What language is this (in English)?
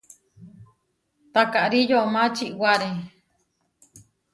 Huarijio